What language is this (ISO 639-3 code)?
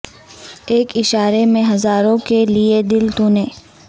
urd